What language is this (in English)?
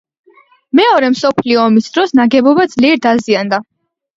Georgian